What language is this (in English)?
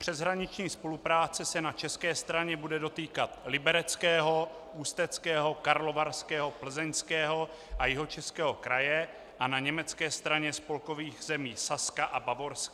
Czech